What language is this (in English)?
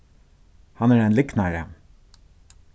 Faroese